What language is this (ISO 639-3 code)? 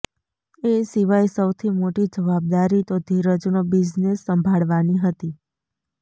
guj